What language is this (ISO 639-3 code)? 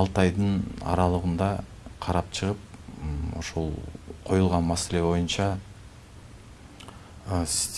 tur